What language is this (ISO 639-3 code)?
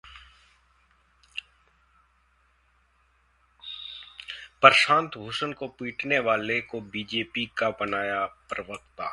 hin